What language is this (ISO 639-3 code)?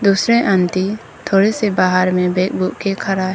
hin